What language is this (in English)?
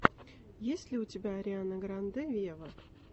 Russian